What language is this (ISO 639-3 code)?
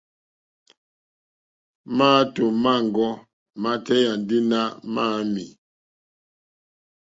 bri